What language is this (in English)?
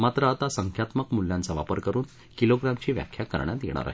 Marathi